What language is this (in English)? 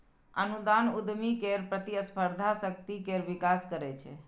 Maithili